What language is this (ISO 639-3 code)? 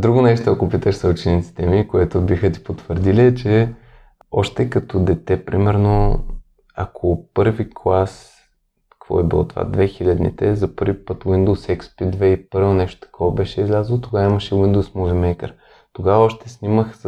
bul